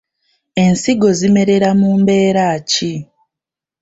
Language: Ganda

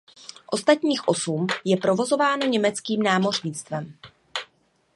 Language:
Czech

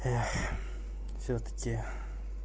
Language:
Russian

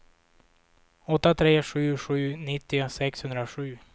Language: Swedish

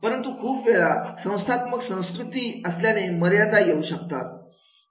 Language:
Marathi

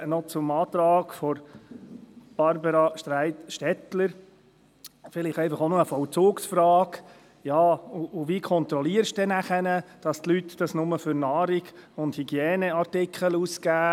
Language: Swiss German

